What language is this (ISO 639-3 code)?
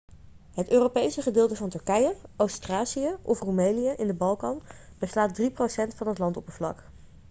nld